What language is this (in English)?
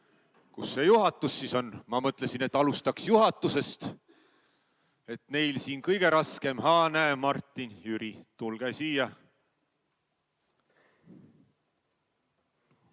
Estonian